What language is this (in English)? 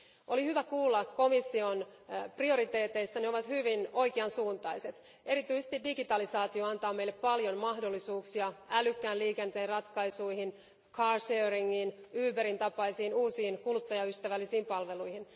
Finnish